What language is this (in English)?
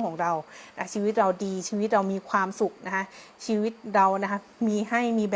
Thai